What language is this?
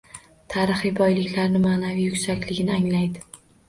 Uzbek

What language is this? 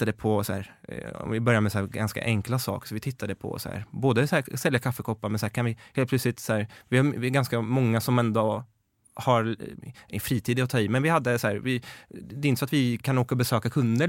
Swedish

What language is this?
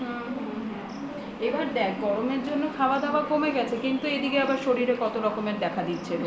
Bangla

